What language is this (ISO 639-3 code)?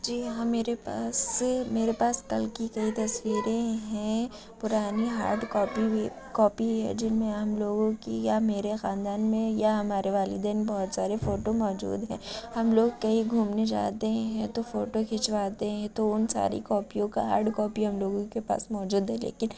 urd